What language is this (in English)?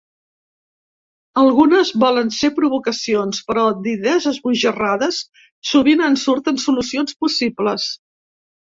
Catalan